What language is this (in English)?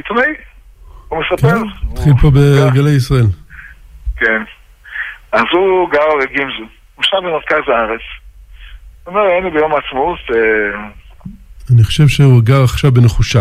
Hebrew